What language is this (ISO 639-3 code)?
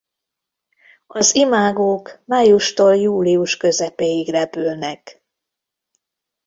hun